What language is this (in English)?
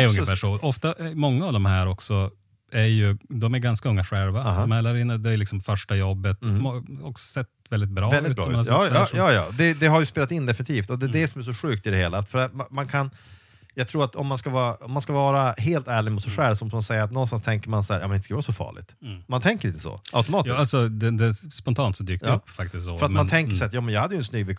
Swedish